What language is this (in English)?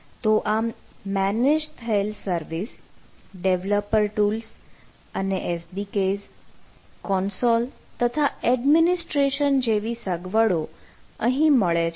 Gujarati